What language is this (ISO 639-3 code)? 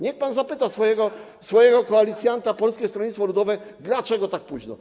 pol